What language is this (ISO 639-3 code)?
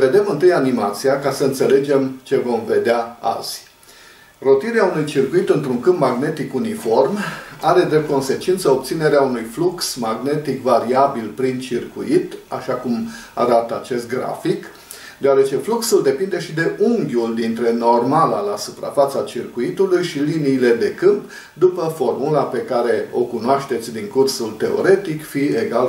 ron